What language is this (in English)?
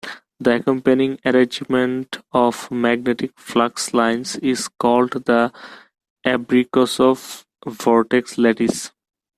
English